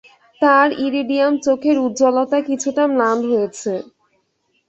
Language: Bangla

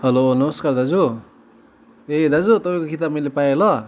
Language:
Nepali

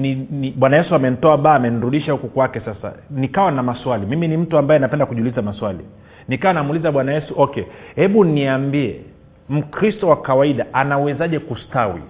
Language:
Swahili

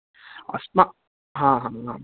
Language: Sanskrit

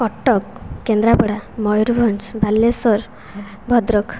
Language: Odia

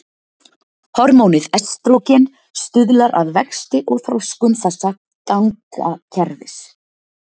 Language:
Icelandic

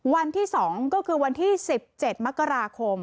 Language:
Thai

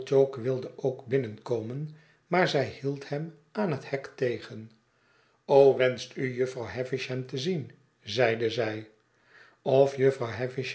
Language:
Dutch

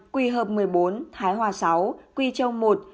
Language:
Vietnamese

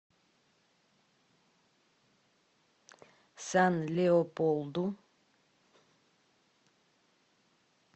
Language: Russian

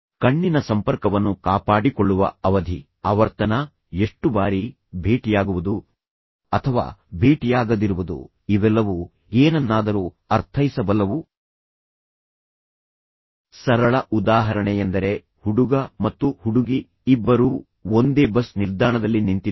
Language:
Kannada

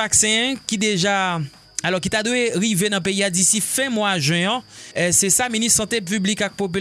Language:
French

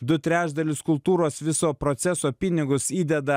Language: Lithuanian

